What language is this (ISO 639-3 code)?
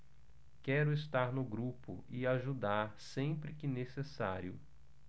por